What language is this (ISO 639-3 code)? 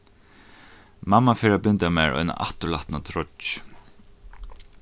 fao